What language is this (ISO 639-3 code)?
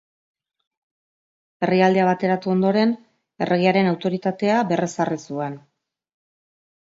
eus